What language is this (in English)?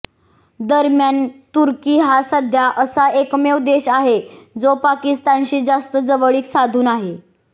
Marathi